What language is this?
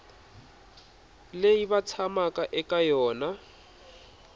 Tsonga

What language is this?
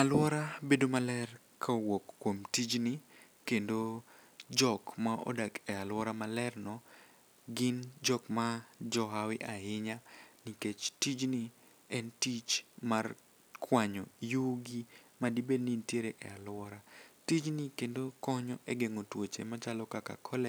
Luo (Kenya and Tanzania)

